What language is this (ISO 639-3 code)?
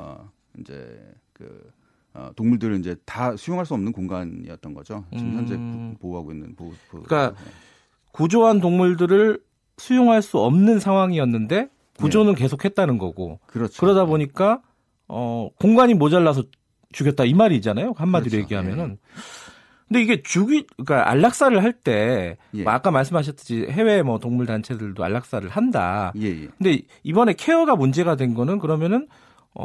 kor